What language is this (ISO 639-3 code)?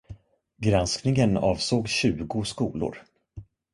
swe